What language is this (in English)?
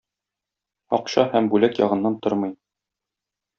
Tatar